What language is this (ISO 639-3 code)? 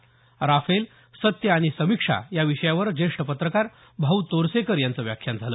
mar